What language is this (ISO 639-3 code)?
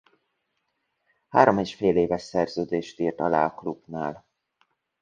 hun